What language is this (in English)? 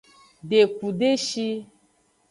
Aja (Benin)